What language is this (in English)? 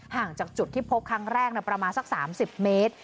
Thai